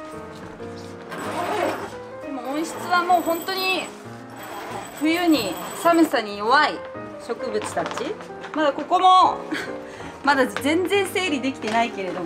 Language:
Japanese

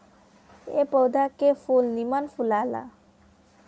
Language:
Bhojpuri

